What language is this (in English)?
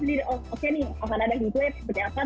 Indonesian